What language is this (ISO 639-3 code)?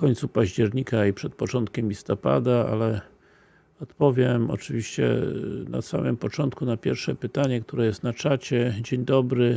pol